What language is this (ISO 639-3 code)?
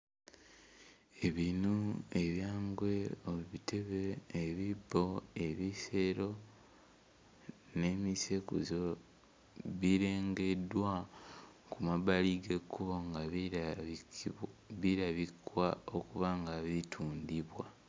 lug